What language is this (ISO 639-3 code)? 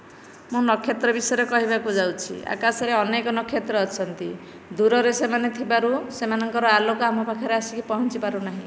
ori